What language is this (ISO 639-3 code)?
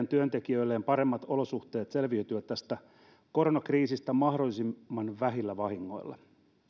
fin